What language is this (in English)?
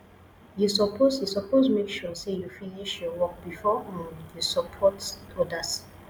Nigerian Pidgin